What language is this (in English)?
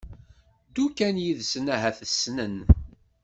Kabyle